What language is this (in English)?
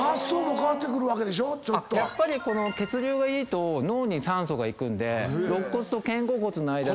Japanese